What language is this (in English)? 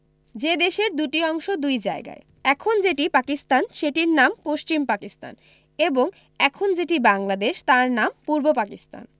Bangla